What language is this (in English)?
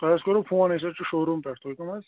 Kashmiri